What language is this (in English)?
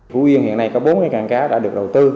Vietnamese